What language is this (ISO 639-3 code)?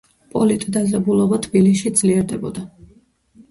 kat